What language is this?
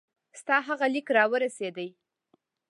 Pashto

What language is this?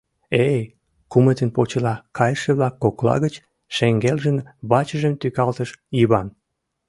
Mari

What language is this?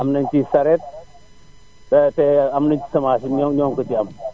Wolof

